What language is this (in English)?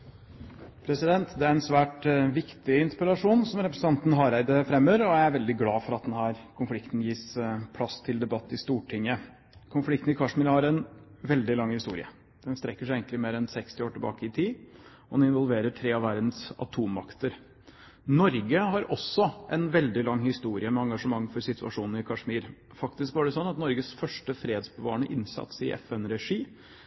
Norwegian Bokmål